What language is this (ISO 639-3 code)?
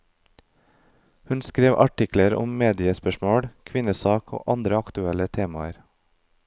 nor